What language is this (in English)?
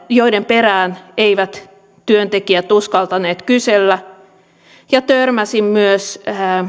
Finnish